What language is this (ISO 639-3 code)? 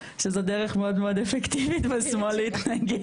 heb